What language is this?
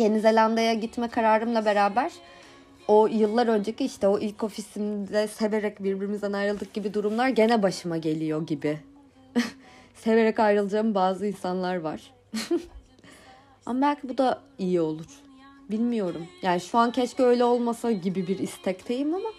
Turkish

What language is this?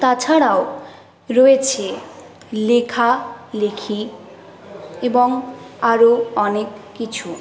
Bangla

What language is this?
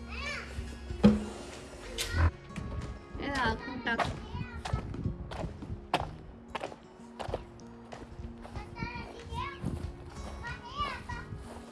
Tamil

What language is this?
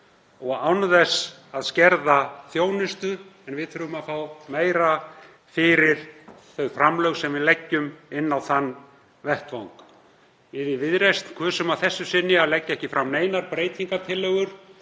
Icelandic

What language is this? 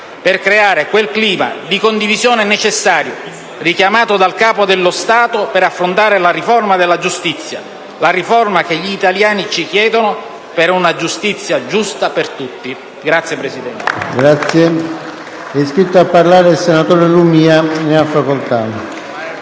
Italian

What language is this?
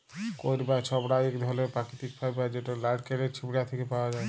Bangla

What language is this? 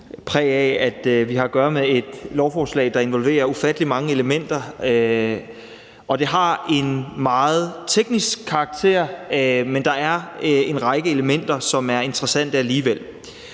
Danish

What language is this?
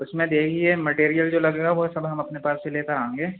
Urdu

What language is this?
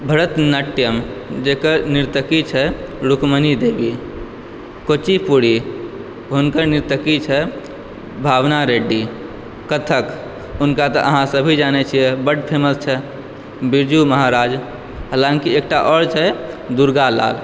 Maithili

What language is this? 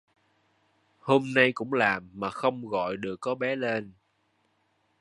Vietnamese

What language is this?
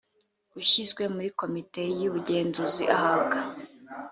Kinyarwanda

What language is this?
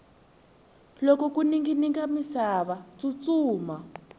Tsonga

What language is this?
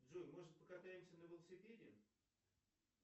Russian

